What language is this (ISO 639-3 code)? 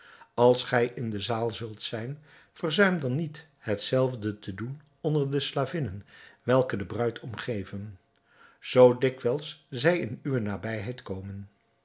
nld